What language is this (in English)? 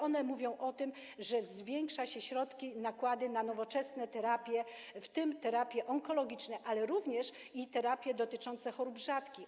Polish